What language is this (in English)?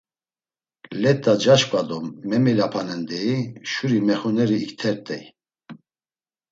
Laz